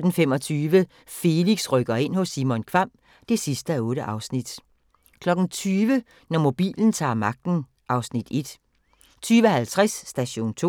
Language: Danish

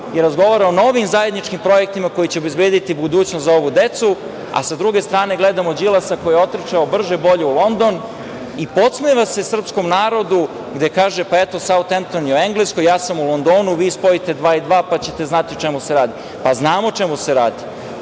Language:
Serbian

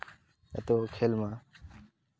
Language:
Santali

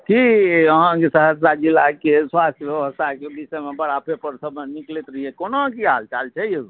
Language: Maithili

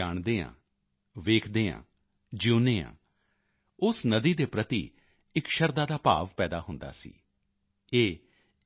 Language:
Punjabi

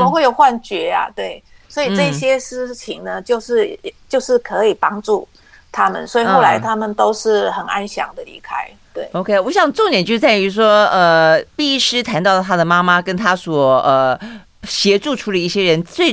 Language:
Chinese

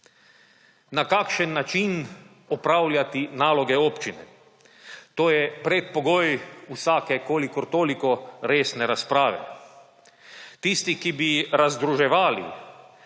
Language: Slovenian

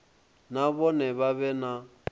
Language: Venda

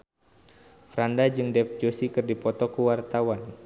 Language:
Sundanese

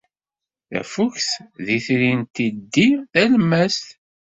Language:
Kabyle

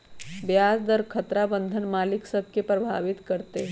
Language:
Magahi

